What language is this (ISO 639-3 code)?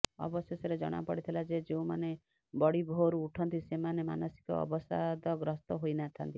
ori